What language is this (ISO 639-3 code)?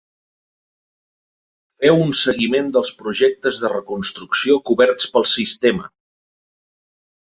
cat